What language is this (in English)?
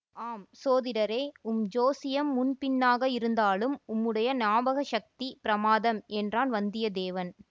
Tamil